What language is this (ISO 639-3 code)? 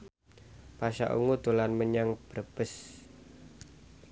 jav